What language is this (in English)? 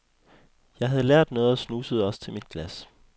Danish